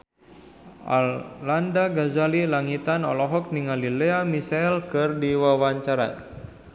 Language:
Sundanese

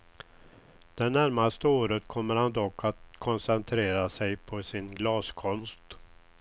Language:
Swedish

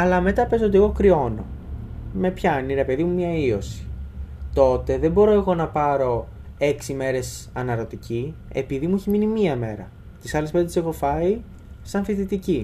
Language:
Greek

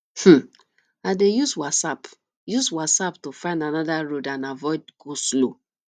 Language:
Nigerian Pidgin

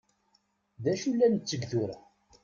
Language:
Kabyle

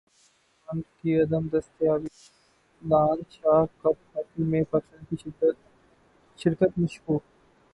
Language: Urdu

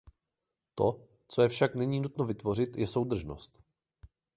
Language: Czech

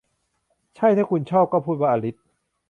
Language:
Thai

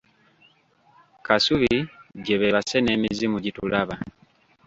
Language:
Ganda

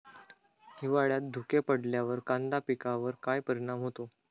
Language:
Marathi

